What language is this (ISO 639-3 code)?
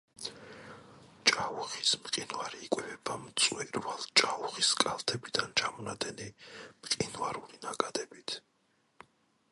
kat